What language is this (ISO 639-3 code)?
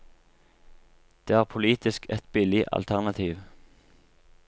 nor